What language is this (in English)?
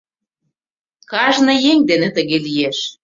Mari